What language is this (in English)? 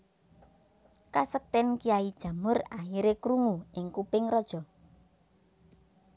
Javanese